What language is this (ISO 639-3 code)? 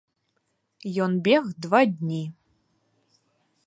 bel